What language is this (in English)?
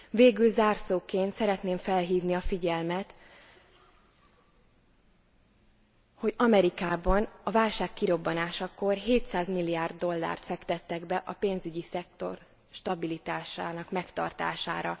Hungarian